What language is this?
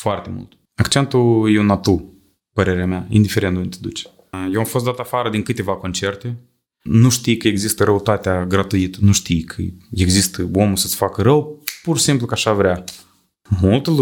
Romanian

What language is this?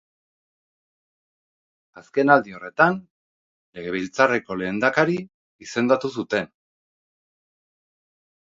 Basque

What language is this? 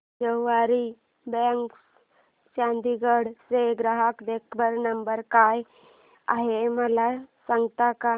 Marathi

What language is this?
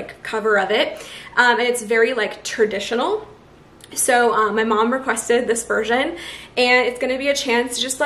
English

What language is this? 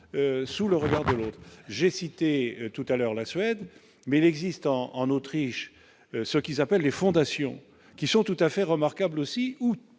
French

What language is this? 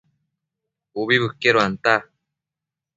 Matsés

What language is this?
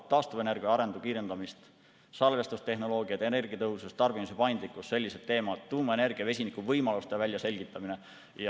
Estonian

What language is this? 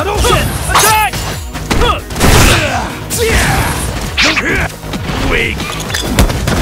English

